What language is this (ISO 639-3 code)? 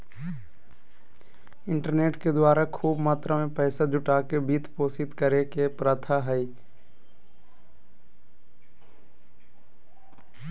mag